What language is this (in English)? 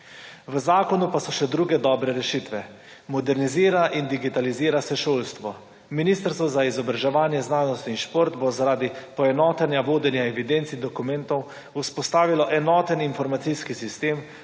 Slovenian